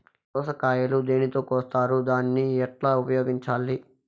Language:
Telugu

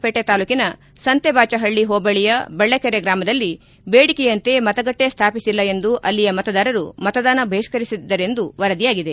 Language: Kannada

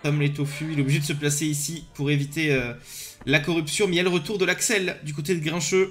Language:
French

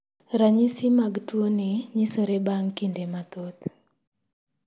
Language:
Luo (Kenya and Tanzania)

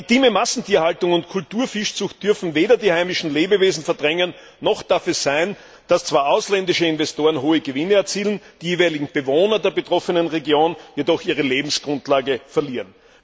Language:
German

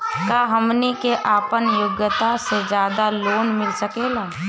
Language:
Bhojpuri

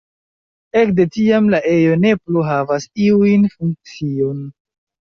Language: Esperanto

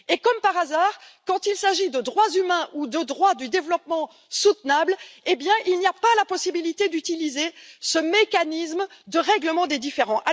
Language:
French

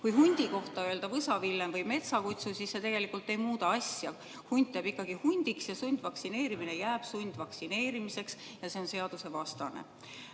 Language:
Estonian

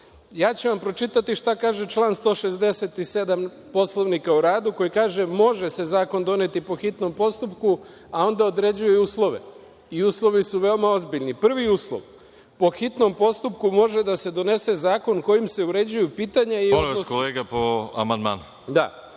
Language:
Serbian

